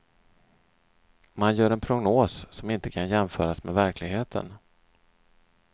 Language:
Swedish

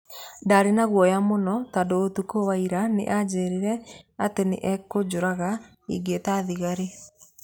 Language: Kikuyu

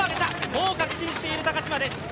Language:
Japanese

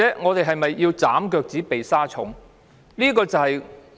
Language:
Cantonese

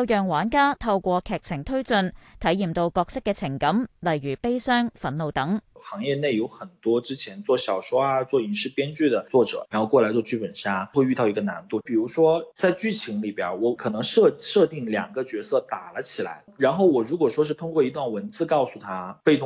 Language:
Chinese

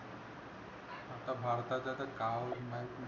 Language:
Marathi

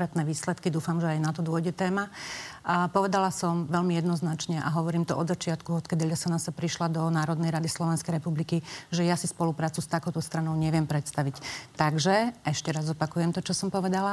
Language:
Slovak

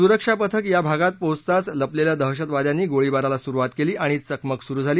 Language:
Marathi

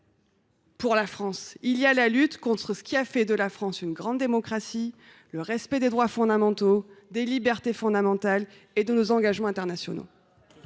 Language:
French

